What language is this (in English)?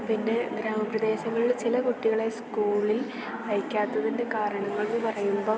Malayalam